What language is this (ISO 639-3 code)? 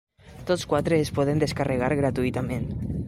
cat